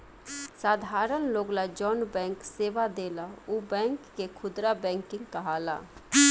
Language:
Bhojpuri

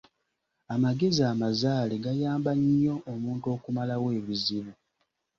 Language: Ganda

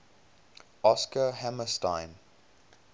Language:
English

